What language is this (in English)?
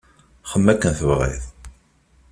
Kabyle